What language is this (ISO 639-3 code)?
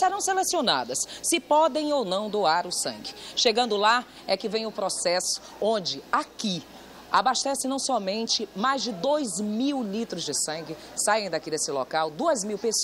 por